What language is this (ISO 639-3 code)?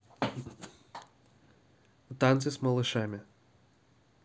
rus